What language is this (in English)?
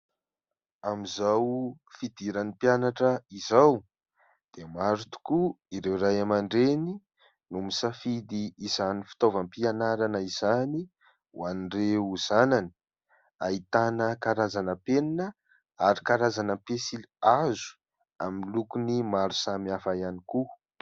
Malagasy